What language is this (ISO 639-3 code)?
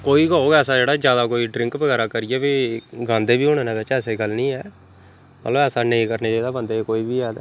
doi